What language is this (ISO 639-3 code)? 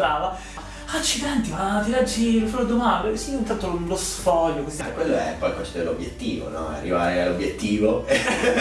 ita